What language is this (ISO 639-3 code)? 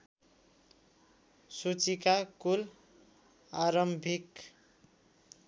nep